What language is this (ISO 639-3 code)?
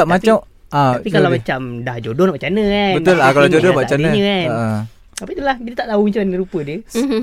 msa